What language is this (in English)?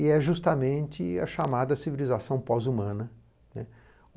Portuguese